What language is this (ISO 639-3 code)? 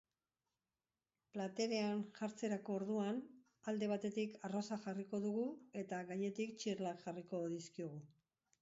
eus